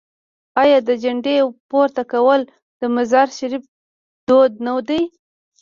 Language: Pashto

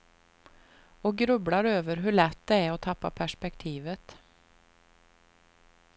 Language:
Swedish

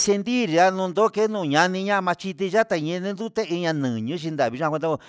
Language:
Huitepec Mixtec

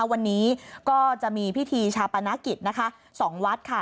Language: Thai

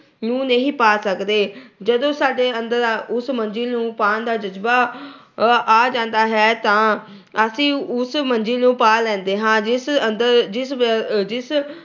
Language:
Punjabi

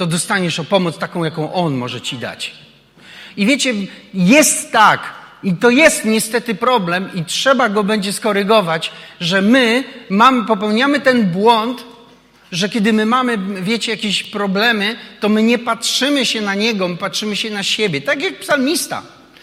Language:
Polish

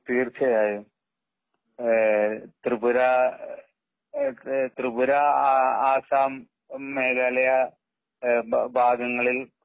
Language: Malayalam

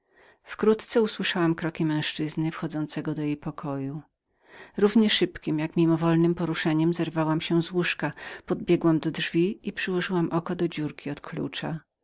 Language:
Polish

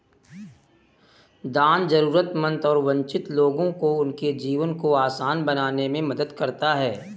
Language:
Hindi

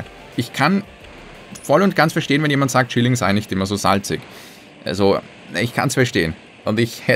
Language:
German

